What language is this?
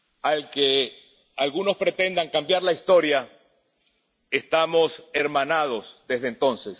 Spanish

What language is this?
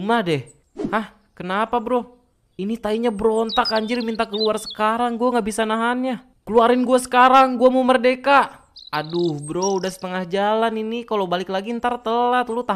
Indonesian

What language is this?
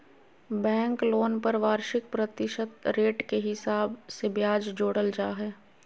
Magahi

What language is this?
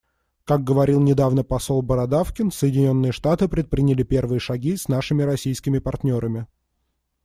Russian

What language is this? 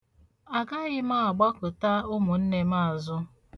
Igbo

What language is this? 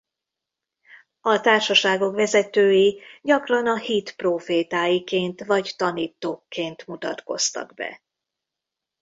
Hungarian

